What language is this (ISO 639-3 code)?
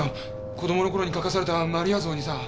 jpn